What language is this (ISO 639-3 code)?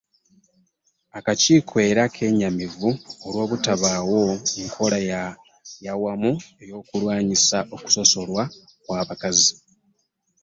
lug